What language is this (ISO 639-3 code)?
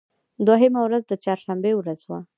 pus